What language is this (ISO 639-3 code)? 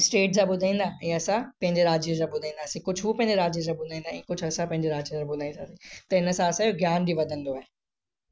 snd